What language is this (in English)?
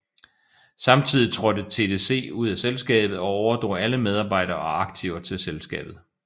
Danish